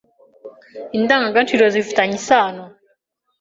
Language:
Kinyarwanda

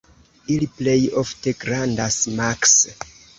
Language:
Esperanto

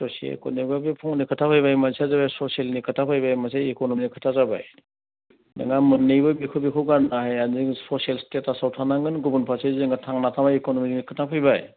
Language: Bodo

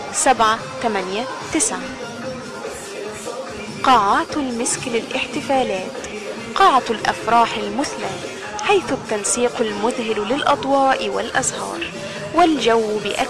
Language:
Arabic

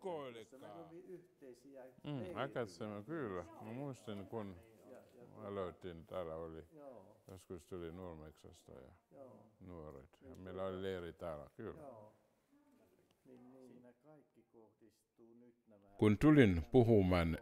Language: Finnish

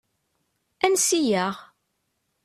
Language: Kabyle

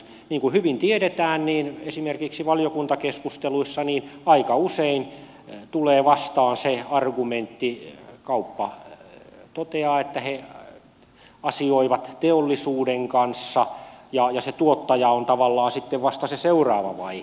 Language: Finnish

